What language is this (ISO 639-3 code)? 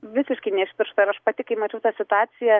lit